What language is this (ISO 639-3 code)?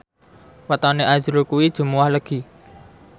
jav